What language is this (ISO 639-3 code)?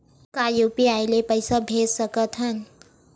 hne